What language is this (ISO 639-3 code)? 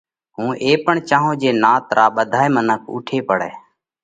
kvx